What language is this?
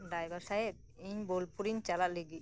Santali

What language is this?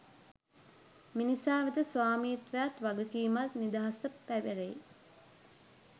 Sinhala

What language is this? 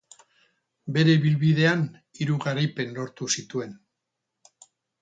Basque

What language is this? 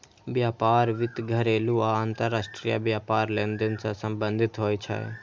Maithili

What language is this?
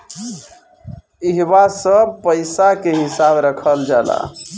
Bhojpuri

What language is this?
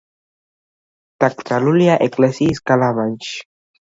Georgian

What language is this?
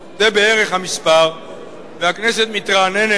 Hebrew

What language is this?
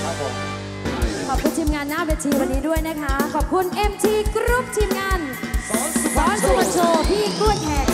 Thai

